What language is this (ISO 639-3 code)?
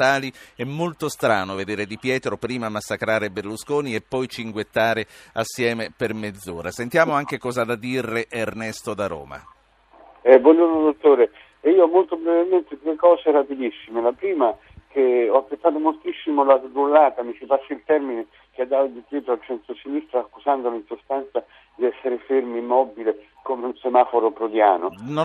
ita